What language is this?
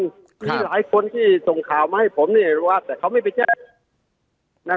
Thai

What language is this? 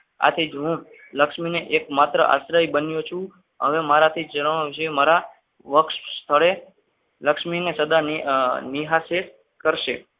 Gujarati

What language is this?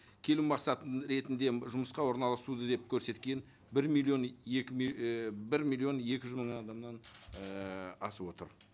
Kazakh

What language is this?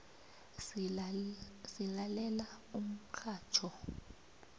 South Ndebele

